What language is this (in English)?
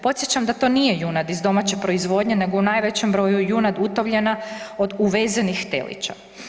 Croatian